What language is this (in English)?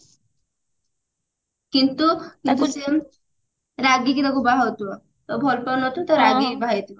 Odia